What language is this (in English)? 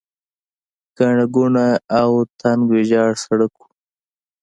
Pashto